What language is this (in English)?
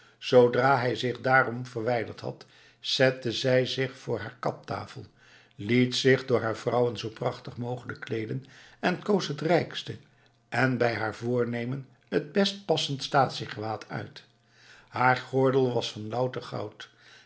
Dutch